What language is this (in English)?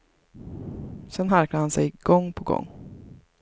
Swedish